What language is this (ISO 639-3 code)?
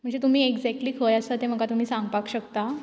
kok